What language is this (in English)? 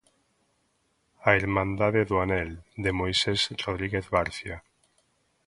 Galician